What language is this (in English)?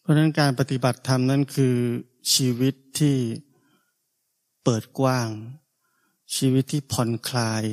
Thai